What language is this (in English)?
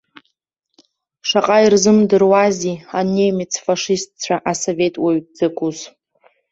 Abkhazian